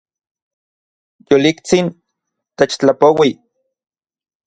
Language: Central Puebla Nahuatl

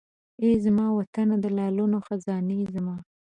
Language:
Pashto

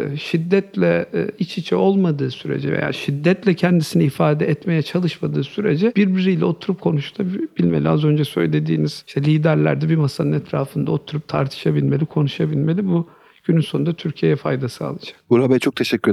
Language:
Turkish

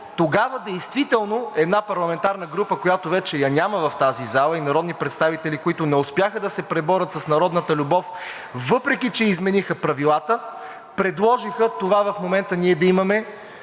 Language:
Bulgarian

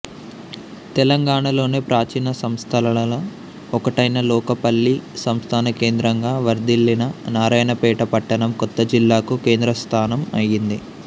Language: Telugu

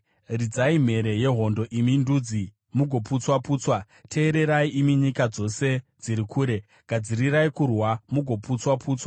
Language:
Shona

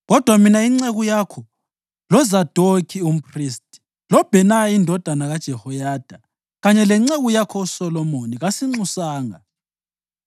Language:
North Ndebele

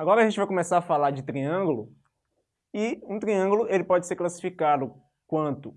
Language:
Portuguese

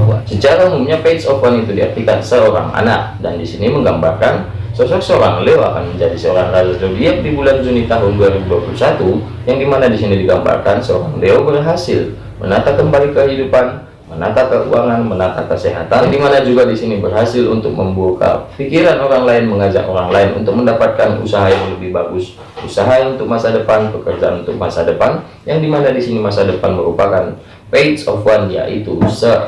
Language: Indonesian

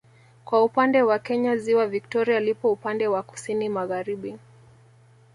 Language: Swahili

